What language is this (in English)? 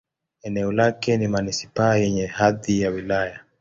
Swahili